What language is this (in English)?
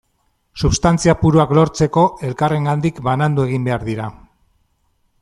Basque